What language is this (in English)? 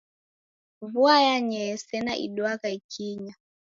Taita